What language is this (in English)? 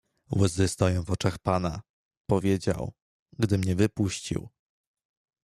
Polish